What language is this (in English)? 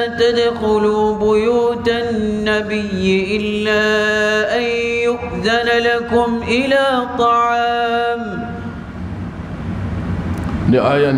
Arabic